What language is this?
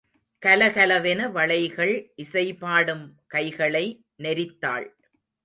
Tamil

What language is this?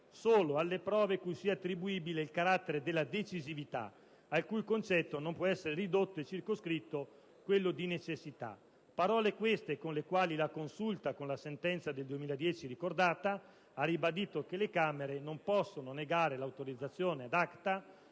Italian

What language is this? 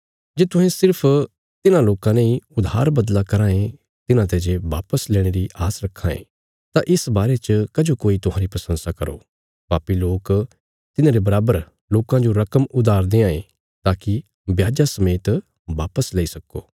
Bilaspuri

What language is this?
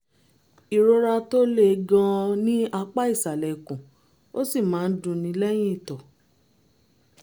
Yoruba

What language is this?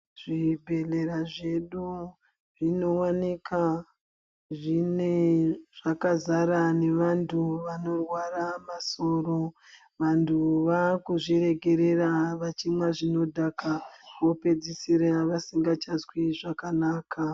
Ndau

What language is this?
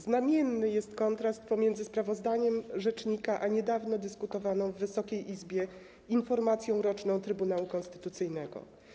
Polish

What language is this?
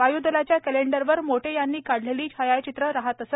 Marathi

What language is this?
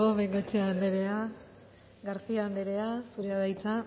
Basque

